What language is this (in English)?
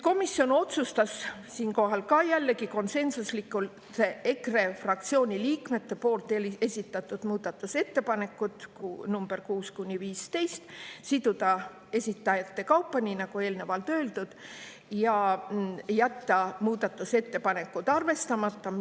Estonian